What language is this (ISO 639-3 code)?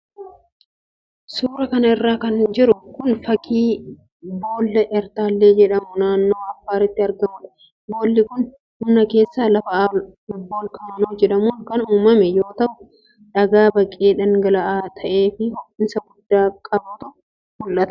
orm